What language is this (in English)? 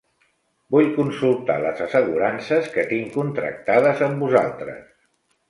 Catalan